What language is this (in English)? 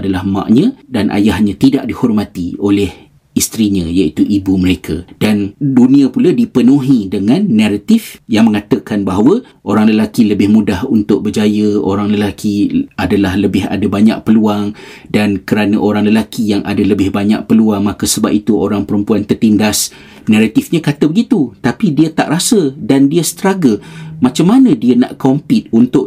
Malay